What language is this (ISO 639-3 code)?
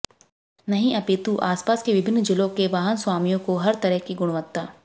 hin